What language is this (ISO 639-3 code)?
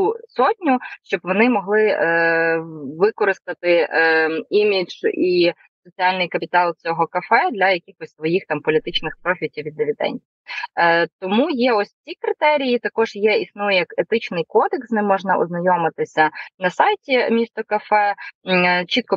ukr